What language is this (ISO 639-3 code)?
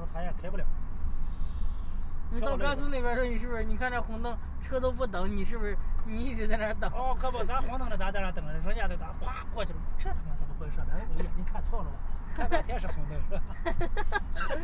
zho